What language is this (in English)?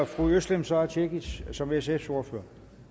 Danish